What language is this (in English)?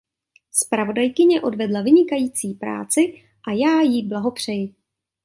Czech